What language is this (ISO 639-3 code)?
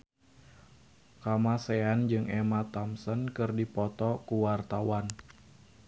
sun